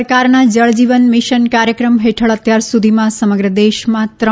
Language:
Gujarati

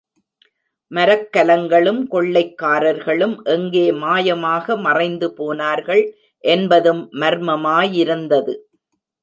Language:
Tamil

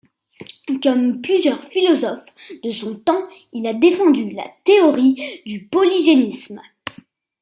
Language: French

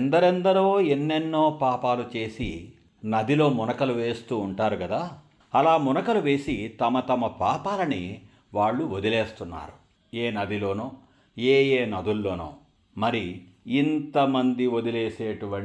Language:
Telugu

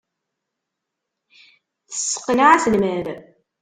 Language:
Kabyle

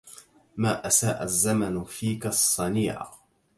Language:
Arabic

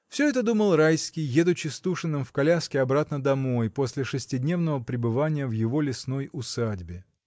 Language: Russian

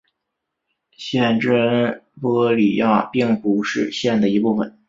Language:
Chinese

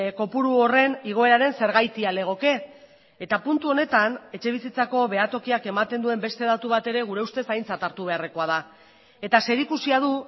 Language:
Basque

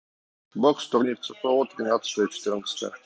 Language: Russian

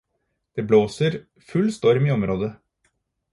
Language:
Norwegian Bokmål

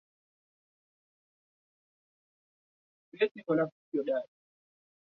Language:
Swahili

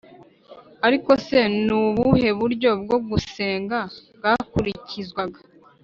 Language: Kinyarwanda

